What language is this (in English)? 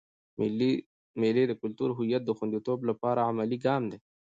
Pashto